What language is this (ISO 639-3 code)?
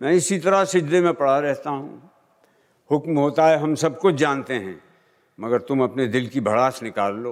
hin